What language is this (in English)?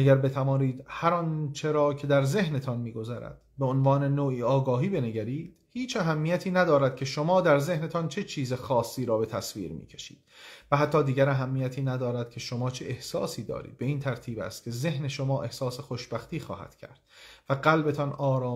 Persian